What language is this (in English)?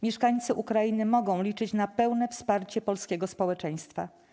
Polish